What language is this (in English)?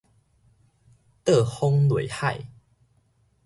Min Nan Chinese